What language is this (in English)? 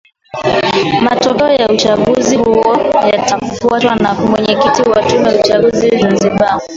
Swahili